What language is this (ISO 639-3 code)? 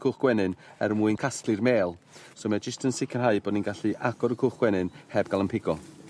cym